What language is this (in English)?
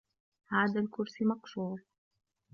Arabic